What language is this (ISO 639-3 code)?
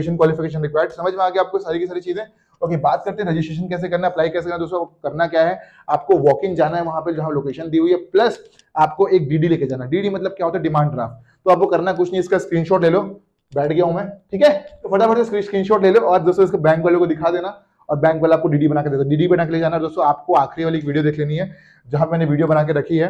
hin